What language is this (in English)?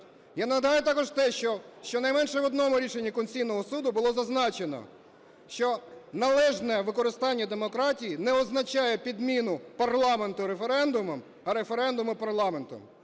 Ukrainian